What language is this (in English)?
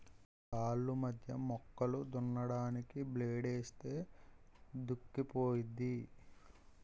Telugu